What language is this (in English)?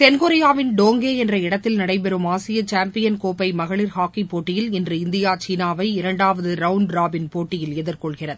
Tamil